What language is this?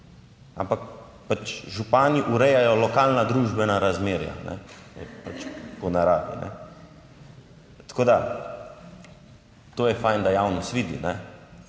Slovenian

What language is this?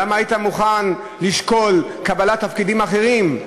Hebrew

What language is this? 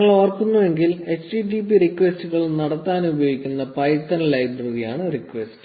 Malayalam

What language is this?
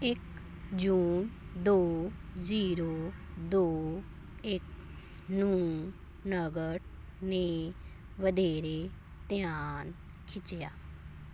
Punjabi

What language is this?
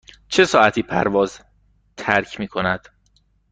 Persian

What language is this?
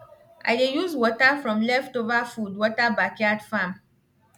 Nigerian Pidgin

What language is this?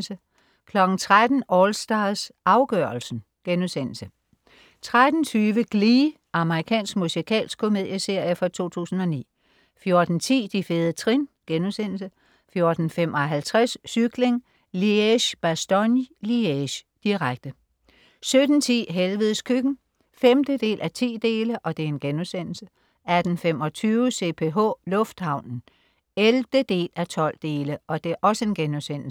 Danish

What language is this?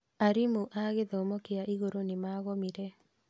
Kikuyu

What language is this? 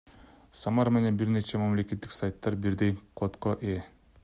Kyrgyz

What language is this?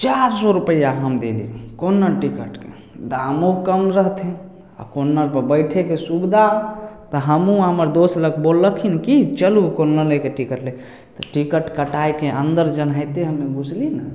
Maithili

